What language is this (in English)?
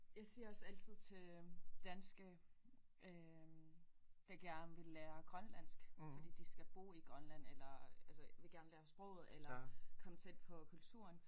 Danish